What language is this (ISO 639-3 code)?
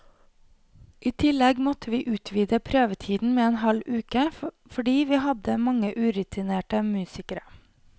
nor